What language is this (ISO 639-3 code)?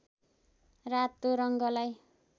nep